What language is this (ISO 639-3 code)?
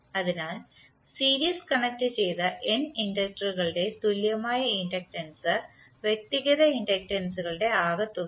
mal